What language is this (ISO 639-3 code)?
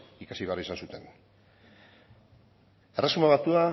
eus